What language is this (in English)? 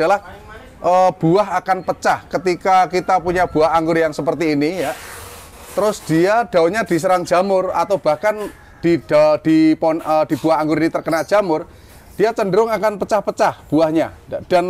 Indonesian